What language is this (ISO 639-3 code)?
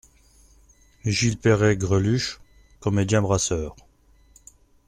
fra